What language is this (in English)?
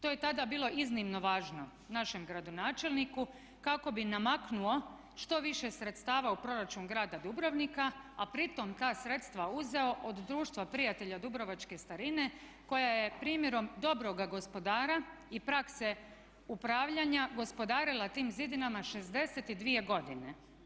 Croatian